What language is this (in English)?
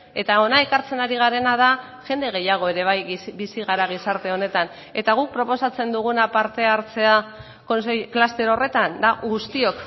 Basque